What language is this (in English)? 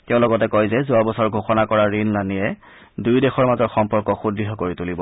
Assamese